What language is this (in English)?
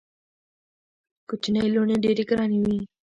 Pashto